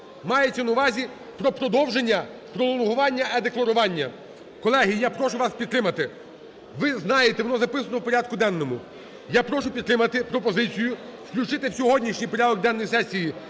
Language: Ukrainian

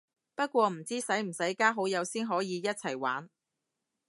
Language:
Cantonese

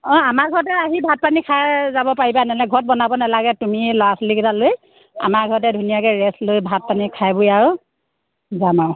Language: Assamese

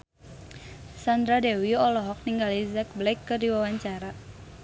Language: Sundanese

